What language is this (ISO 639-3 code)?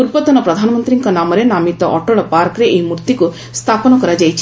ori